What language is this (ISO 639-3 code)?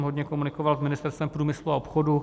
ces